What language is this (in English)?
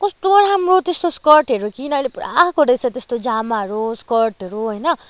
Nepali